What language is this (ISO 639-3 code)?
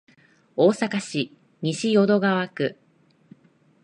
jpn